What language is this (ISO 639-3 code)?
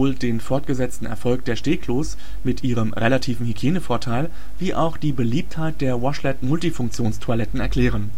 deu